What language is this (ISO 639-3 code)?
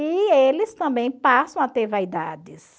por